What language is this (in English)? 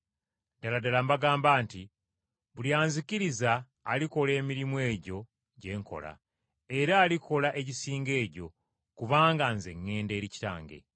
Ganda